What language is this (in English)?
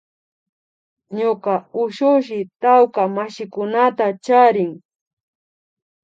Imbabura Highland Quichua